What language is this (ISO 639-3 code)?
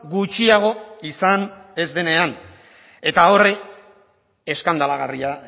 eus